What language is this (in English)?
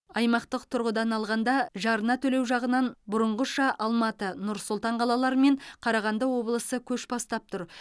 Kazakh